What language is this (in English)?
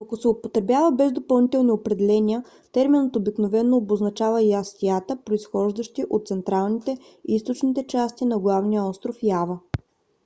Bulgarian